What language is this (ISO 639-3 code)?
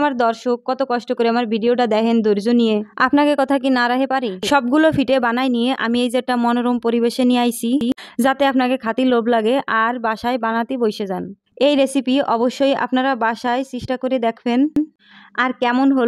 ron